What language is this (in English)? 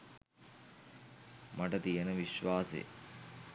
Sinhala